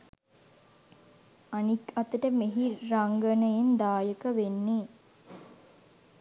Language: Sinhala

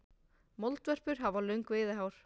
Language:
Icelandic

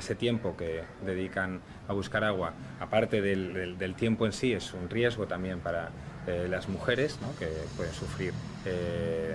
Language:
Spanish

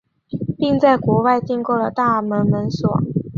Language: Chinese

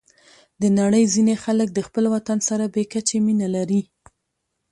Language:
Pashto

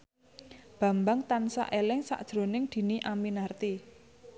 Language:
Javanese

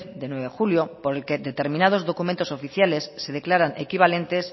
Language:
Spanish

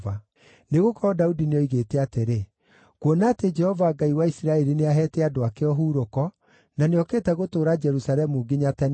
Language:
Kikuyu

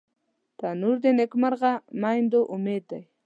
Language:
Pashto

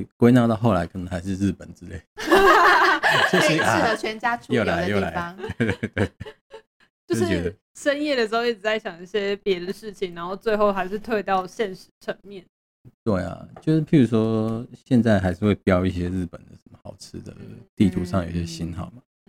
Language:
Chinese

